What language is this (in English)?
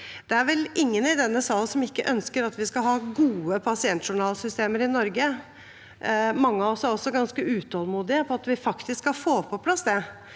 Norwegian